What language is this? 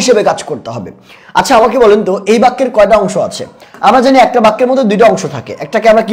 Bangla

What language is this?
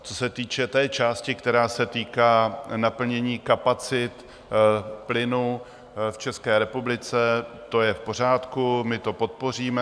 Czech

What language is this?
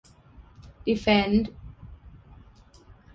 Thai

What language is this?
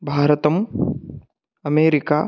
Sanskrit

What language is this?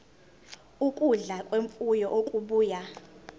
Zulu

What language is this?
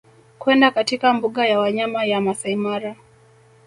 Swahili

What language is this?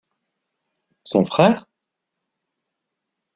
French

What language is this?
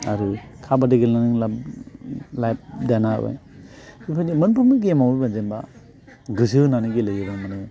Bodo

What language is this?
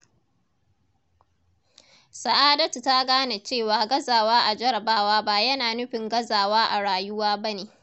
Hausa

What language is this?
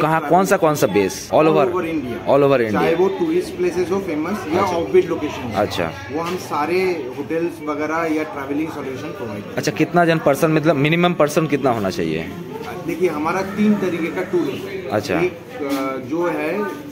Hindi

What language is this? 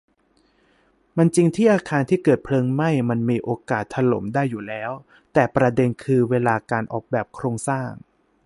Thai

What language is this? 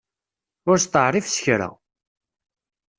Kabyle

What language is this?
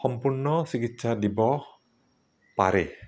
Assamese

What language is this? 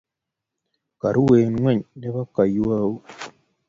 Kalenjin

